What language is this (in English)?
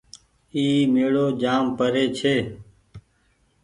Goaria